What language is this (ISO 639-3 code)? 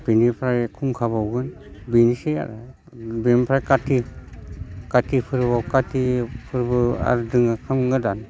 brx